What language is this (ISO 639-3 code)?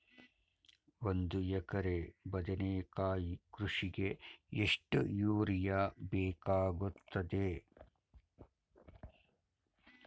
kan